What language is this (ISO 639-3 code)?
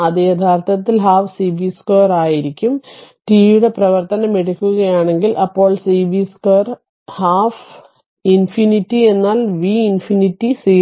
mal